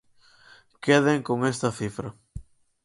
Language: Galician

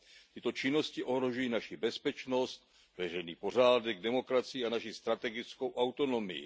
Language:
Czech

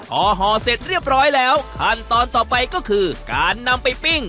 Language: Thai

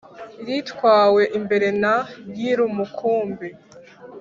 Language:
Kinyarwanda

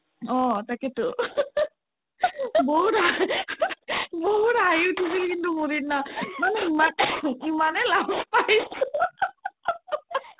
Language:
Assamese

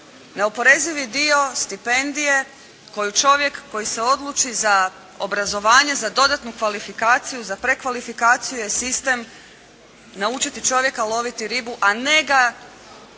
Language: Croatian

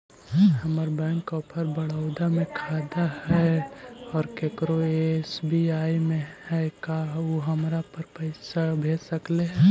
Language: Magahi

